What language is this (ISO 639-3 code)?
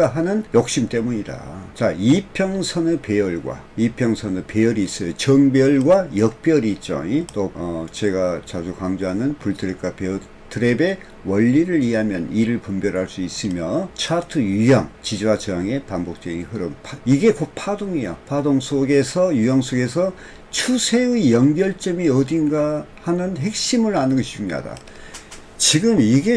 kor